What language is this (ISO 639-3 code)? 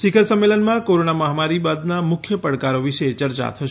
guj